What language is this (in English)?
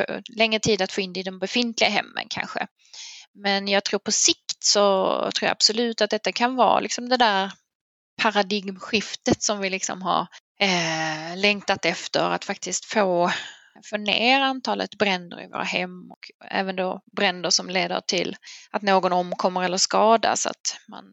Swedish